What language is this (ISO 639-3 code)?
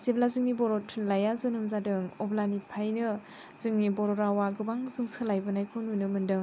brx